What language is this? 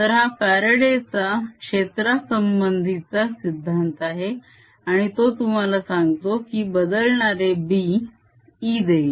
Marathi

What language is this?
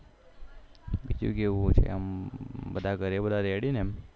Gujarati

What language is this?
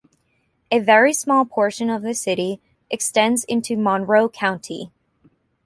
English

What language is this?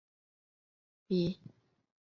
Chinese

